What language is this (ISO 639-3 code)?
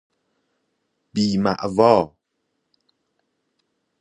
fas